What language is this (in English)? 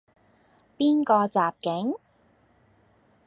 Cantonese